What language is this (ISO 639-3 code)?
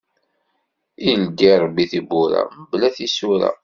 kab